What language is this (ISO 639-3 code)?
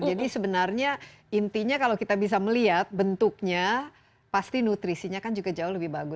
ind